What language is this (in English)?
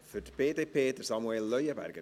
Swiss German